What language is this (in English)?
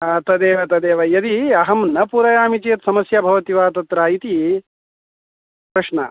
Sanskrit